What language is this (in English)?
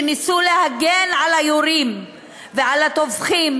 Hebrew